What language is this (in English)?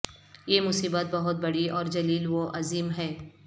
Urdu